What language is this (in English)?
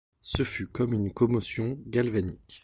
French